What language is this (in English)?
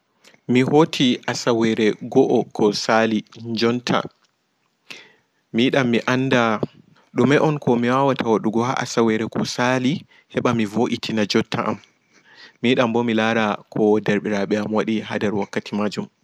Fula